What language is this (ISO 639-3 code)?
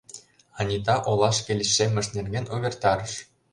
chm